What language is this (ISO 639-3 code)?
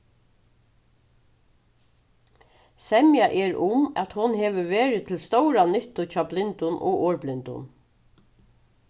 fao